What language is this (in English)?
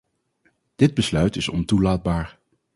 Dutch